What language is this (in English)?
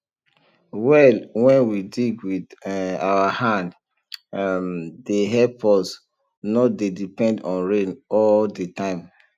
Nigerian Pidgin